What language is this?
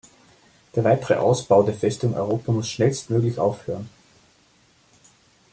German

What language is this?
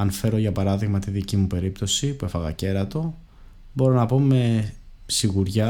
Greek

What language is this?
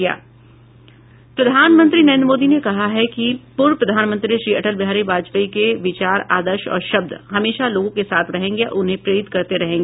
Hindi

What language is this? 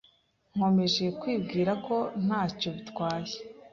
Kinyarwanda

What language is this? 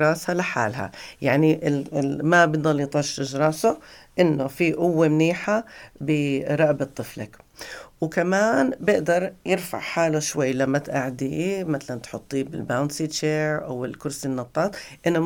Arabic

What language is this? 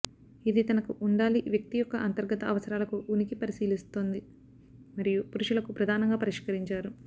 Telugu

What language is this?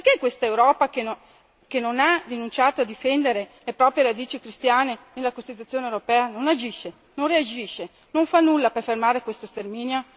Italian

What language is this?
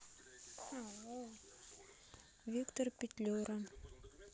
Russian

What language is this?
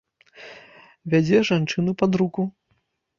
Belarusian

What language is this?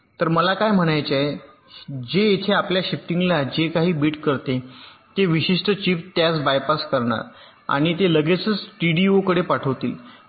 Marathi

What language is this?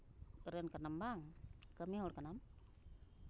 Santali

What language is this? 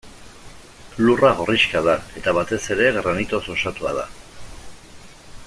Basque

